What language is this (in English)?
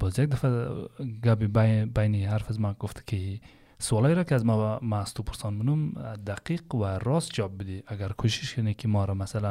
Persian